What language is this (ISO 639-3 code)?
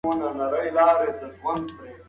pus